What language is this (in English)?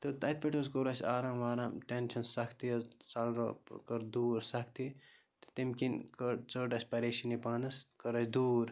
Kashmiri